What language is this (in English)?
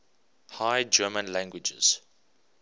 English